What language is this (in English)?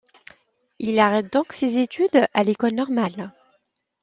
French